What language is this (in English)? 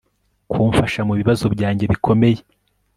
Kinyarwanda